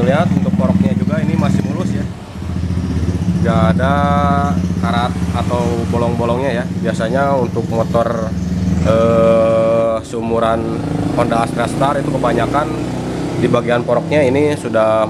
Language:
Indonesian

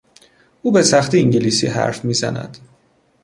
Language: Persian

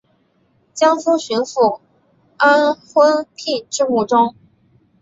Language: Chinese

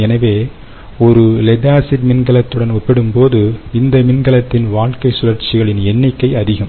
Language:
Tamil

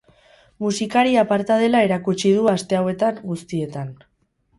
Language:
Basque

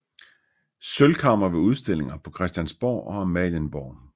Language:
Danish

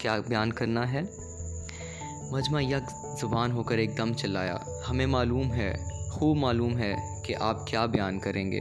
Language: Urdu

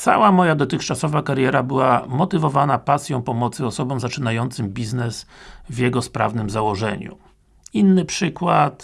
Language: Polish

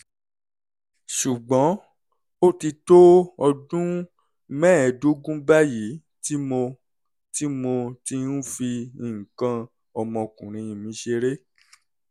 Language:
Yoruba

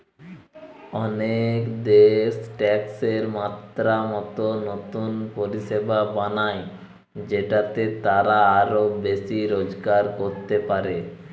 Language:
Bangla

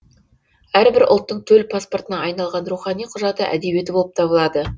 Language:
Kazakh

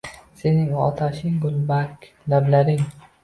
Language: Uzbek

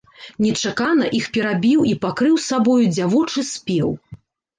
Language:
Belarusian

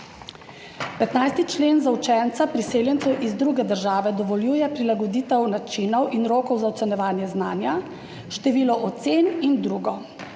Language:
Slovenian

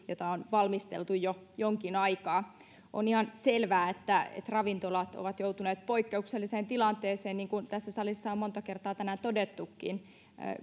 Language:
Finnish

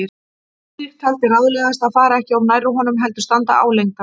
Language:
Icelandic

